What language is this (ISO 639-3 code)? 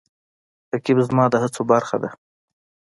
pus